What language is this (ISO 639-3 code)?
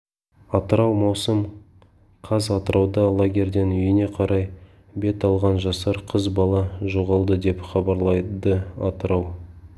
kaz